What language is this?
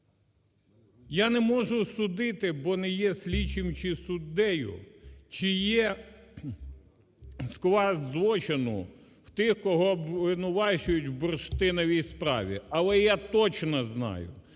Ukrainian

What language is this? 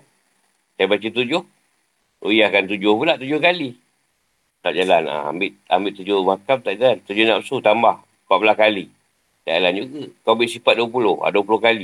Malay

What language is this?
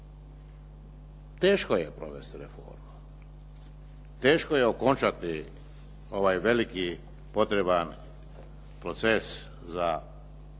Croatian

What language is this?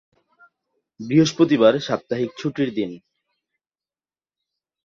Bangla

